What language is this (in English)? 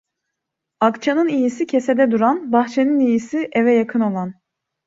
Turkish